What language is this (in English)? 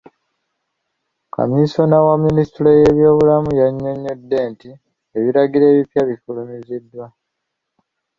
Ganda